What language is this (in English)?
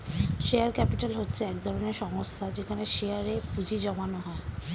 Bangla